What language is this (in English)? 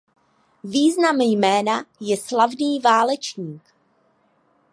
Czech